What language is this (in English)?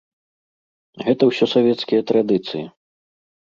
Belarusian